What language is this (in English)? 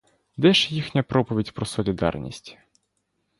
Ukrainian